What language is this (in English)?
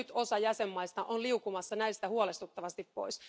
Finnish